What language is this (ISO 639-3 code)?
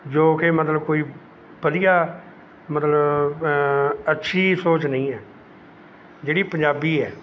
pan